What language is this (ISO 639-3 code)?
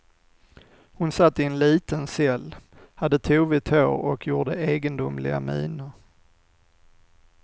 swe